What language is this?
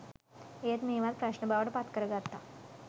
Sinhala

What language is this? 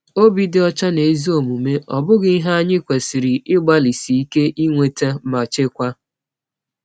Igbo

